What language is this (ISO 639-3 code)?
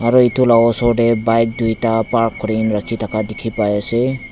nag